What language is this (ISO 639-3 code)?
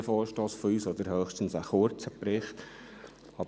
gsw